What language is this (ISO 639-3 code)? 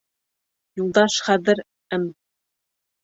bak